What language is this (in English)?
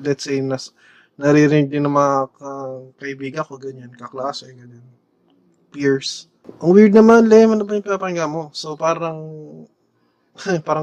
Filipino